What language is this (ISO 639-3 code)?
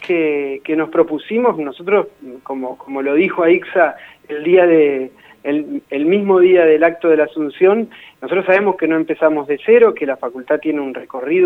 spa